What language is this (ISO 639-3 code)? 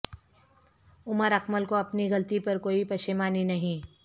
urd